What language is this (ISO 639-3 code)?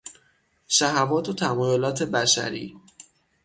fas